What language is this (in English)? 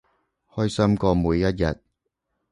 Cantonese